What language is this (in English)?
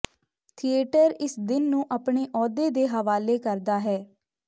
Punjabi